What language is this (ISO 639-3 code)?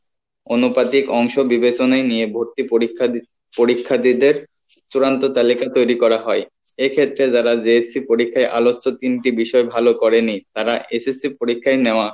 ben